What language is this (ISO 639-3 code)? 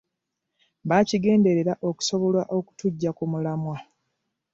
lug